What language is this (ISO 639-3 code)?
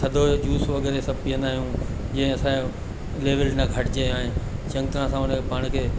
snd